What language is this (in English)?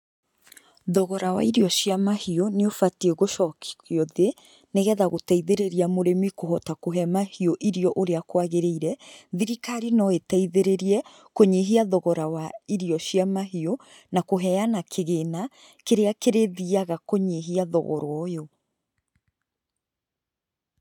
Kikuyu